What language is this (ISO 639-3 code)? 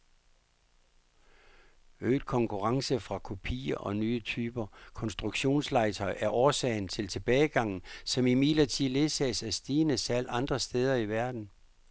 dan